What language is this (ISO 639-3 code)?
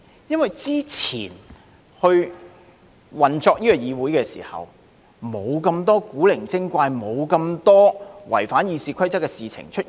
yue